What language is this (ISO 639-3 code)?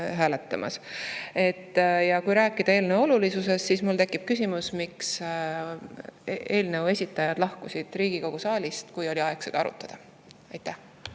est